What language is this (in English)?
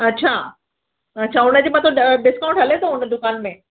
Sindhi